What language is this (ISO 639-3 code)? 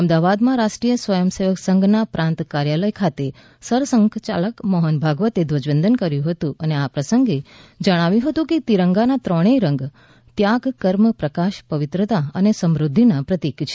guj